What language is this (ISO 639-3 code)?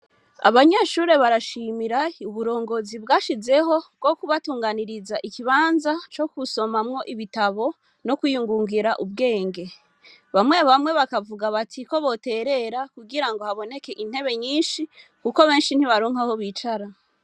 run